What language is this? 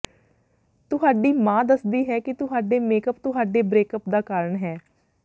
Punjabi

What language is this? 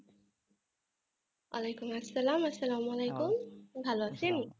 Bangla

